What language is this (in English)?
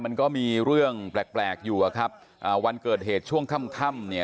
Thai